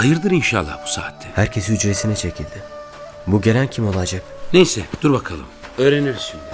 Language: Turkish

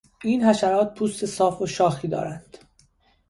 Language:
Persian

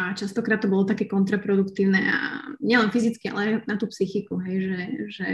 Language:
Slovak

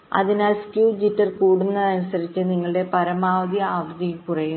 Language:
Malayalam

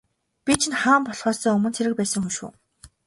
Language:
Mongolian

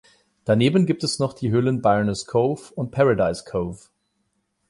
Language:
German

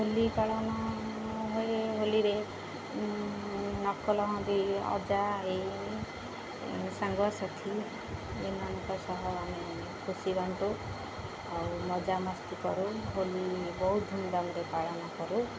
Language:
Odia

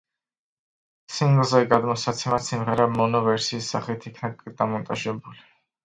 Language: Georgian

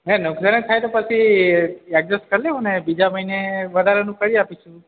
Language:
Gujarati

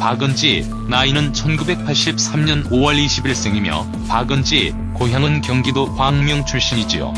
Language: Korean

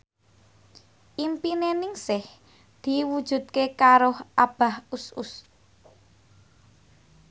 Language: Javanese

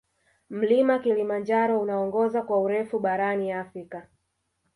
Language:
Swahili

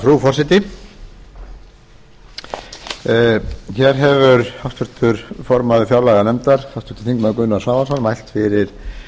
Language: Icelandic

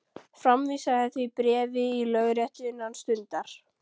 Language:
Icelandic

